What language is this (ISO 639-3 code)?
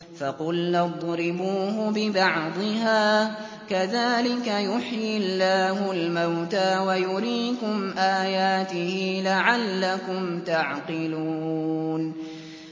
ara